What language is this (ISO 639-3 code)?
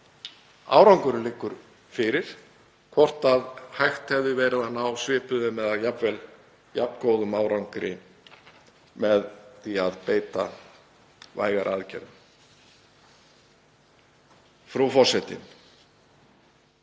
isl